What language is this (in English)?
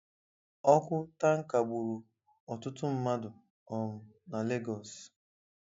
Igbo